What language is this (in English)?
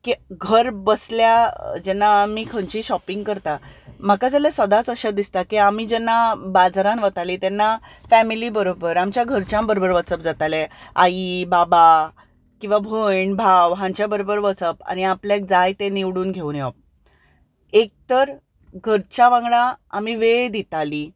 Konkani